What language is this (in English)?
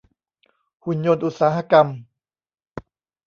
Thai